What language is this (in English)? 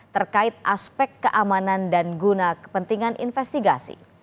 Indonesian